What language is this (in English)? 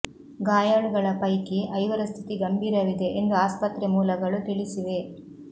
Kannada